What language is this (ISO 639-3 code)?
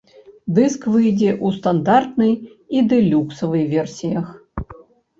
bel